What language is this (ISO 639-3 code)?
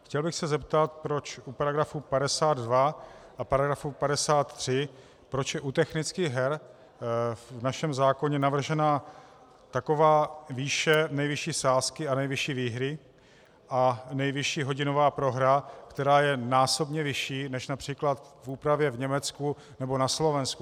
ces